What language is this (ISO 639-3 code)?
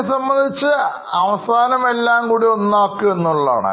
mal